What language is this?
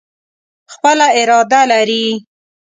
Pashto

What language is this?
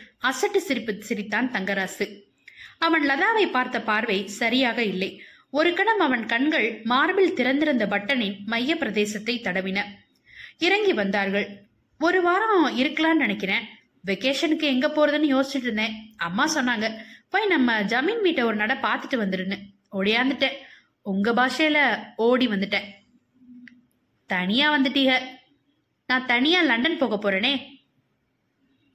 Tamil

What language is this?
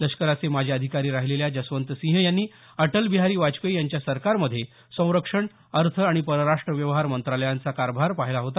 Marathi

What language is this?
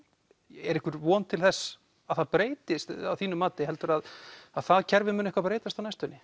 Icelandic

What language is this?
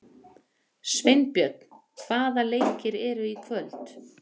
Icelandic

